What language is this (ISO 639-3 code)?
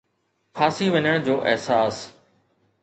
snd